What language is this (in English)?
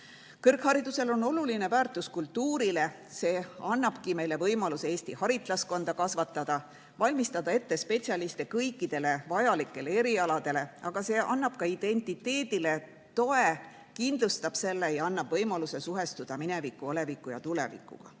Estonian